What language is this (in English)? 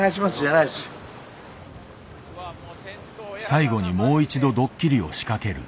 Japanese